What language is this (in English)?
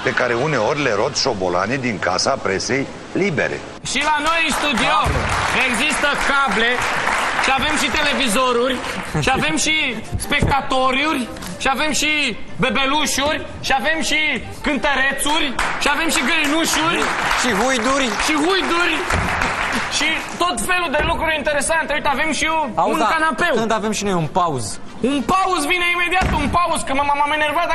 Romanian